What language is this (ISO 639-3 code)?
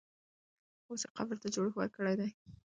pus